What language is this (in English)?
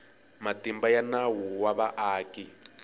Tsonga